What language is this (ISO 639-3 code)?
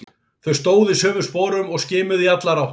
isl